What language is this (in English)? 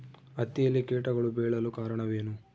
Kannada